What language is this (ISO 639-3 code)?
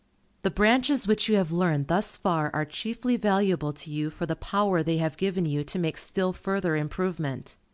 eng